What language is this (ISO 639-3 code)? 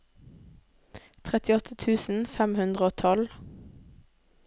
nor